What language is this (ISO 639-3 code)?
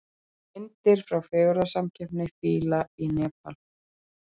isl